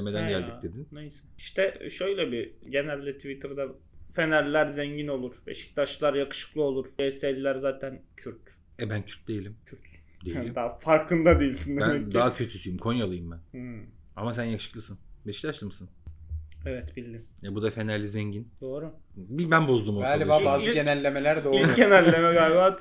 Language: Turkish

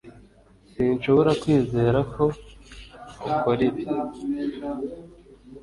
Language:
Kinyarwanda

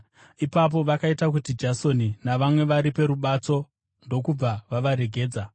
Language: Shona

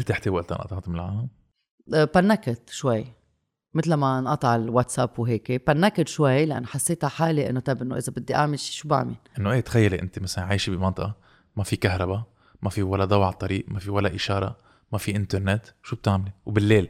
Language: Arabic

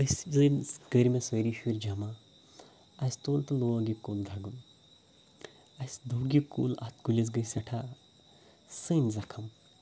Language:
Kashmiri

